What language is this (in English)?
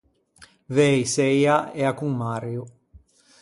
Ligurian